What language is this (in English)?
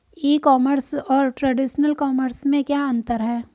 Hindi